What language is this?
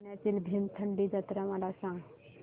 Marathi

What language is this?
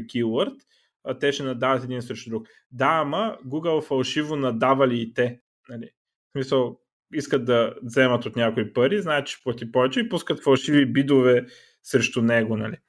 Bulgarian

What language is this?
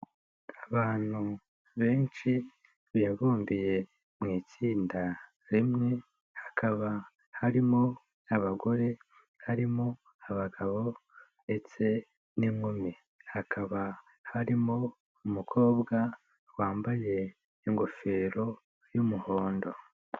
Kinyarwanda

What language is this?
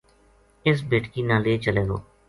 Gujari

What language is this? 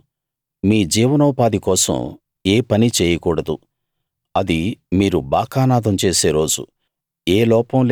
Telugu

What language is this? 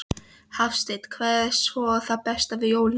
Icelandic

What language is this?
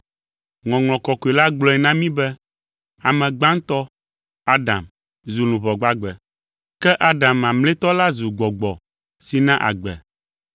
Ewe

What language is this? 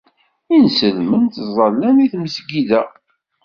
Kabyle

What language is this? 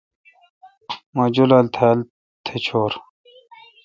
Kalkoti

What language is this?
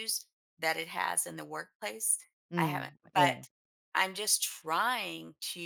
English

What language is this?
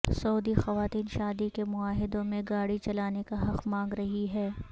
Urdu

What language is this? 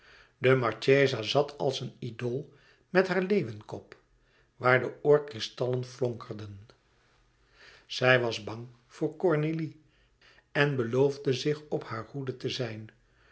Dutch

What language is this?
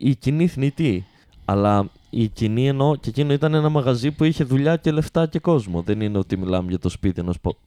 Greek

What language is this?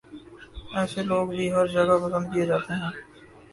Urdu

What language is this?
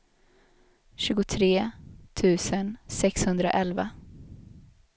Swedish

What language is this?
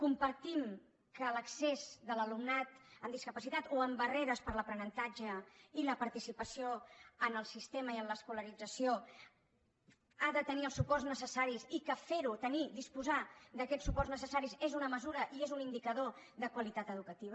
Catalan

